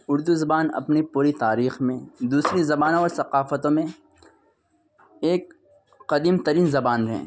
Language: Urdu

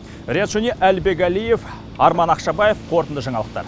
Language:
Kazakh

